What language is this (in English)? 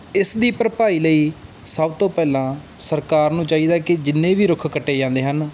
Punjabi